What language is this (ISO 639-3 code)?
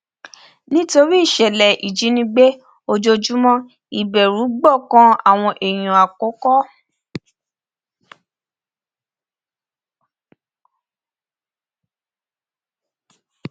yor